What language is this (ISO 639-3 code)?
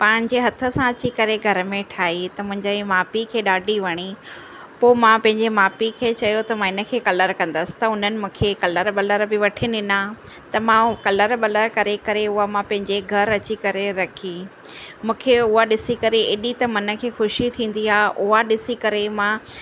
snd